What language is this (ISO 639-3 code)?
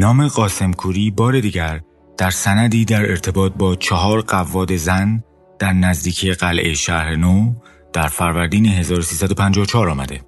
fas